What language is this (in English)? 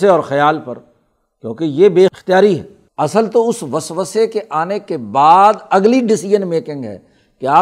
Urdu